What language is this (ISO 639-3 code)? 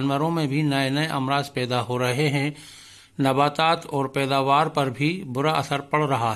urd